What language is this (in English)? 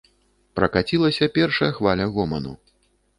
Belarusian